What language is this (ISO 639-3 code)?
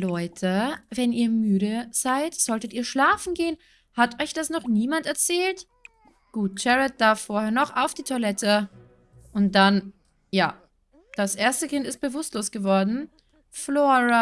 deu